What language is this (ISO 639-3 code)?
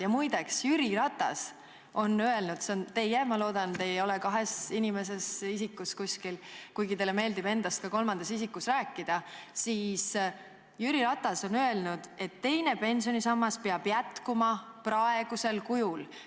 est